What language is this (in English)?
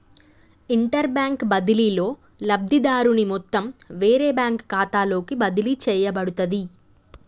Telugu